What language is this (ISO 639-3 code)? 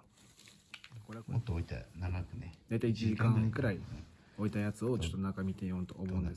jpn